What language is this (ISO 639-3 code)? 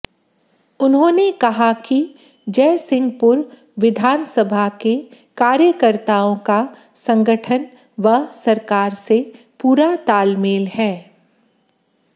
hin